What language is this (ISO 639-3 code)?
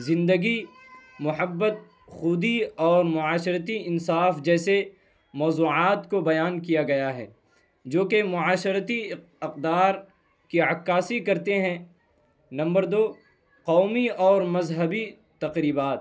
urd